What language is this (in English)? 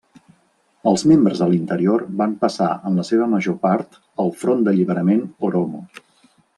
Catalan